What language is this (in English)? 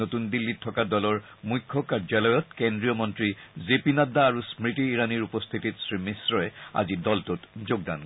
Assamese